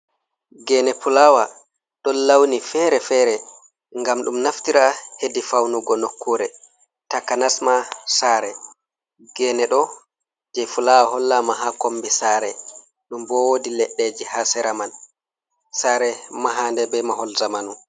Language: Fula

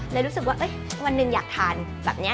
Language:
Thai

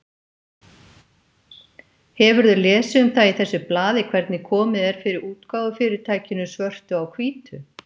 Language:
Icelandic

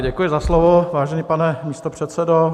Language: Czech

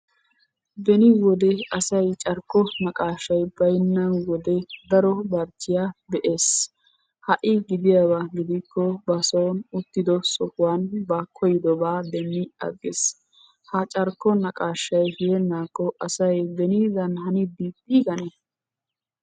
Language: Wolaytta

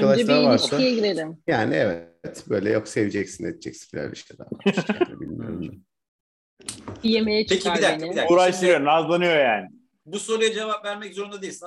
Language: Turkish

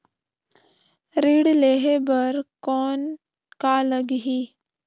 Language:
Chhattisgarhi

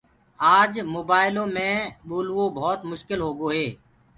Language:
Gurgula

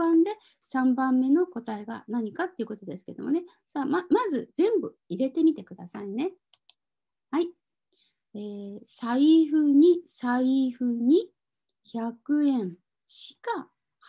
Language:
Japanese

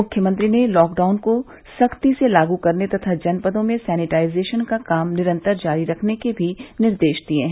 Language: Hindi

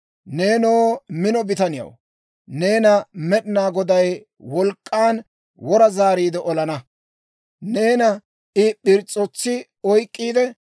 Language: Dawro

